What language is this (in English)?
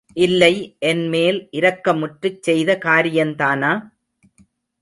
Tamil